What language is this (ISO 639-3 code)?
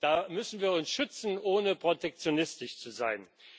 deu